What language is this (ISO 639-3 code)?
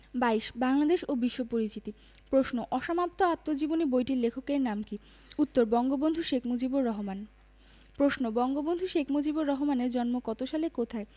ben